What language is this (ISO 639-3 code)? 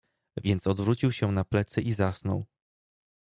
pol